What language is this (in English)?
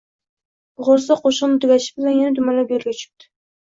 Uzbek